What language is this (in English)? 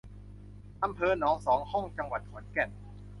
Thai